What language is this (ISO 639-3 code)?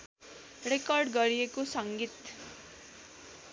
nep